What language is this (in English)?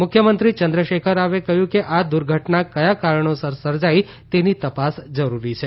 Gujarati